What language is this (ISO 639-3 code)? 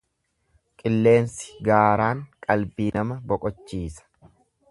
orm